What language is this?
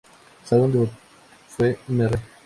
Spanish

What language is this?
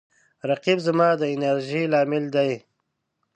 Pashto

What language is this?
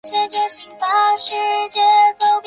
Chinese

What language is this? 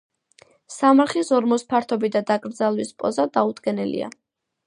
Georgian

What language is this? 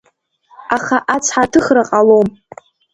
Abkhazian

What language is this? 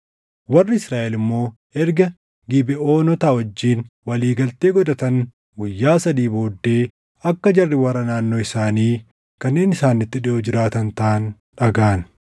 Oromo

